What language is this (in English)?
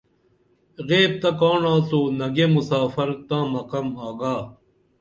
Dameli